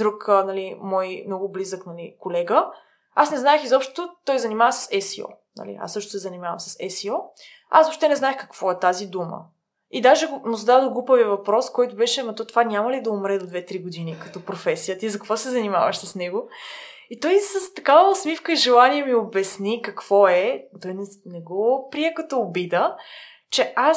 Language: Bulgarian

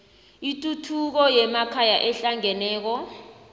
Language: South Ndebele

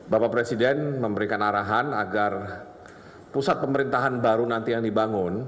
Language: Indonesian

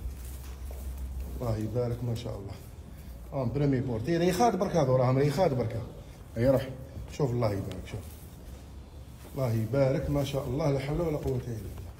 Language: Arabic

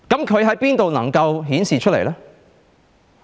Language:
Cantonese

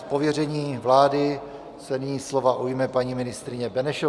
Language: Czech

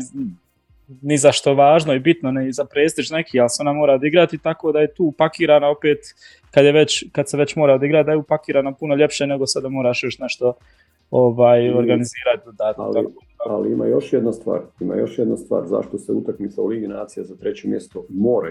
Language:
Croatian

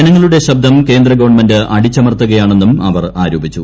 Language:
Malayalam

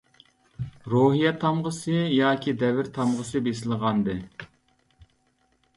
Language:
Uyghur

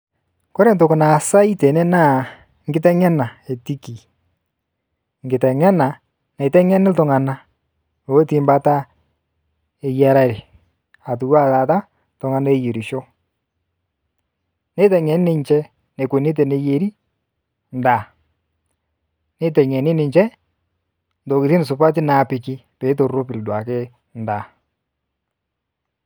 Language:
Masai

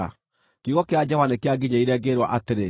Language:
Kikuyu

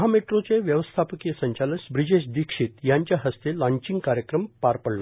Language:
Marathi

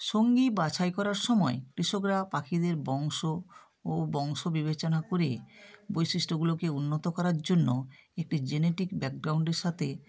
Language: Bangla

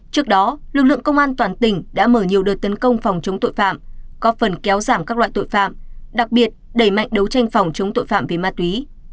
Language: Vietnamese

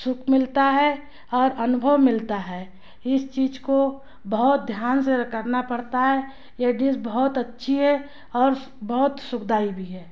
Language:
Hindi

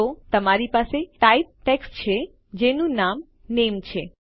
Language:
Gujarati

